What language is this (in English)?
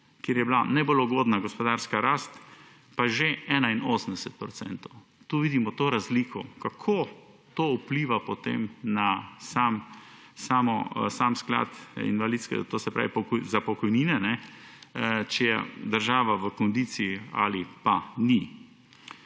Slovenian